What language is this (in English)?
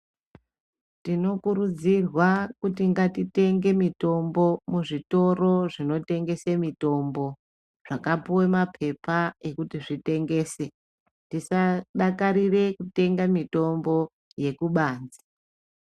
Ndau